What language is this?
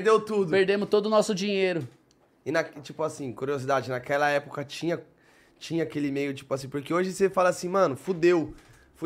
Portuguese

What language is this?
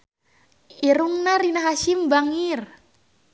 Sundanese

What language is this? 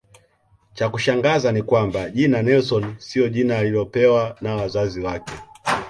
Swahili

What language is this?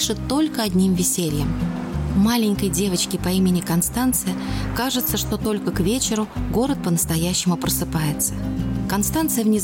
Russian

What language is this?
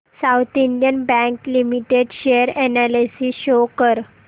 Marathi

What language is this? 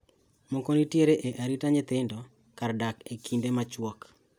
Luo (Kenya and Tanzania)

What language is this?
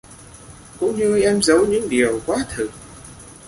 Vietnamese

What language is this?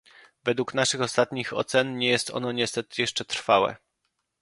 Polish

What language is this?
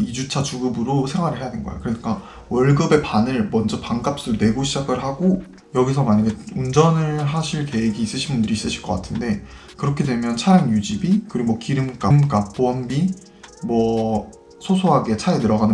Korean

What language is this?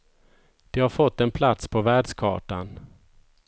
Swedish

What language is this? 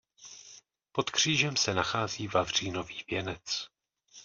Czech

